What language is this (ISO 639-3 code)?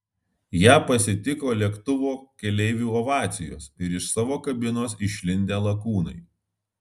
lit